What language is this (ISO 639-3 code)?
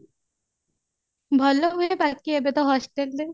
ori